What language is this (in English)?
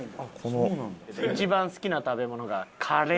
Japanese